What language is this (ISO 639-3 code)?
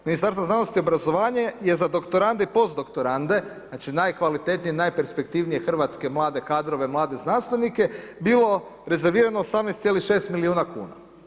hrv